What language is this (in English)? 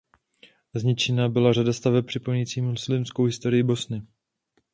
Czech